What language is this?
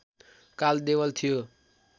Nepali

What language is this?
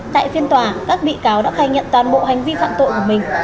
Vietnamese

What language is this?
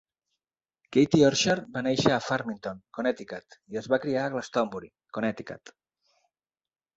Catalan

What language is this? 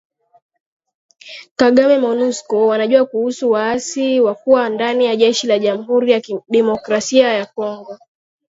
Swahili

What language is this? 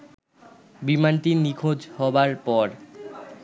Bangla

